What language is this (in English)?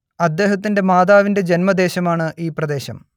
Malayalam